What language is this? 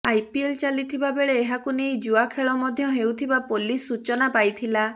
Odia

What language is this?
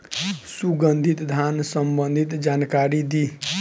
Bhojpuri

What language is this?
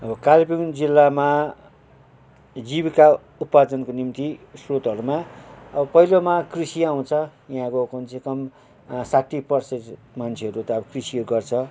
Nepali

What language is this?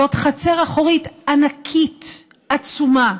Hebrew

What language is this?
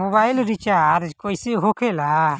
Bhojpuri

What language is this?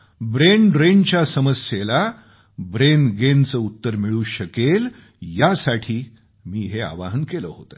Marathi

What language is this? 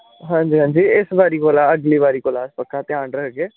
Dogri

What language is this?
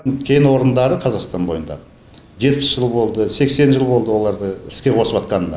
Kazakh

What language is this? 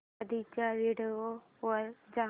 Marathi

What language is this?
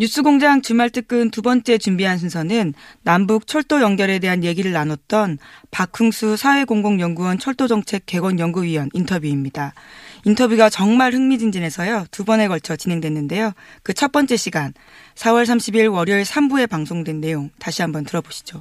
Korean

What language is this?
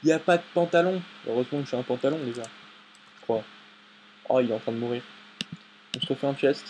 French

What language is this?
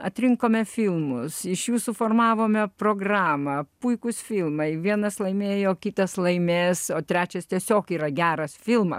Lithuanian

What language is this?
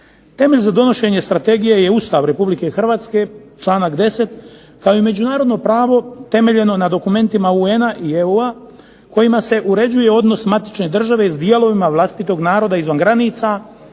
Croatian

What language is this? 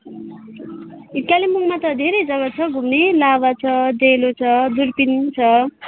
Nepali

